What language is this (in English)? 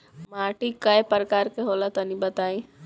Bhojpuri